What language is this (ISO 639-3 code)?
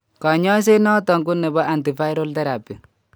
kln